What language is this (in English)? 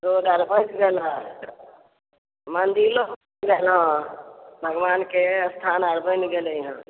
Maithili